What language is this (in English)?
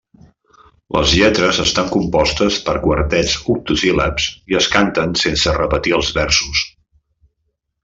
Catalan